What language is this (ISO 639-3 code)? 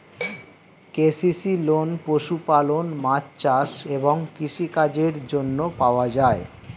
ben